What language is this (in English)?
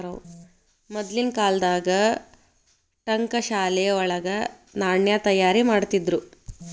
Kannada